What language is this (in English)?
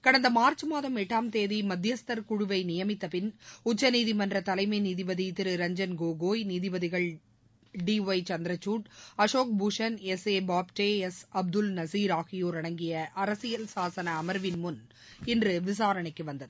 Tamil